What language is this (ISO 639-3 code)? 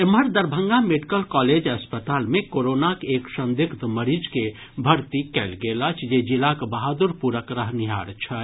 mai